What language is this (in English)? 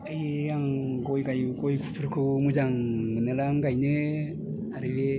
Bodo